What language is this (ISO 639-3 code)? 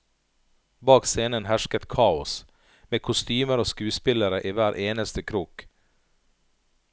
nor